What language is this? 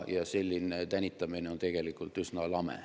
Estonian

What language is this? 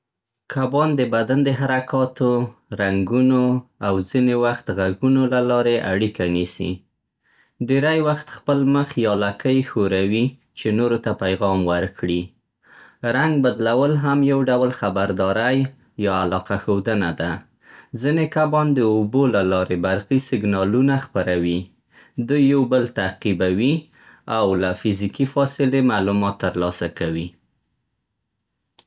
Central Pashto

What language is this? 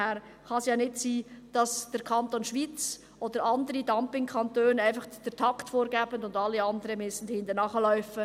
Swiss German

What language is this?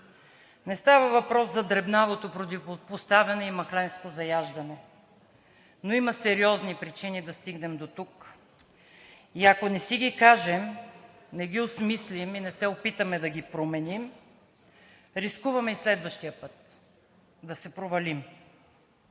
Bulgarian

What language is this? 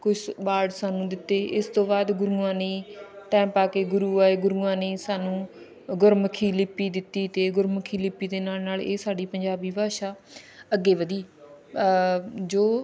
Punjabi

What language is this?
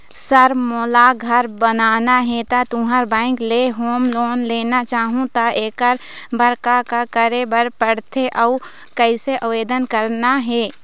Chhattisgarhi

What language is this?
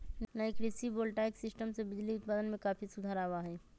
Magahi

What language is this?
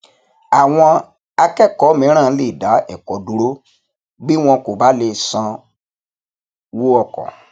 Yoruba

